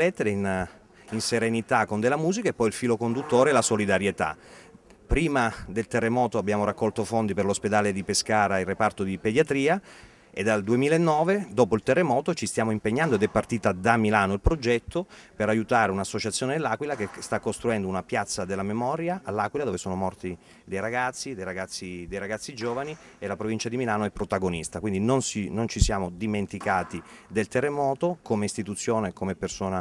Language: Italian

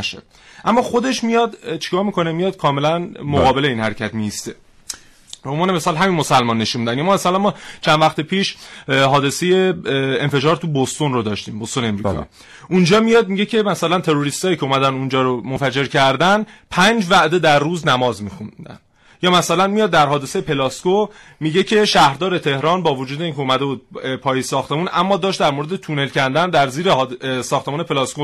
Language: Persian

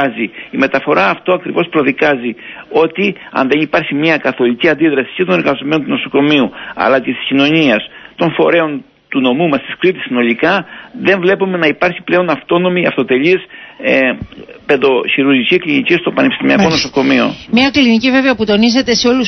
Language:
Greek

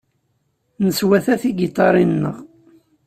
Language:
Kabyle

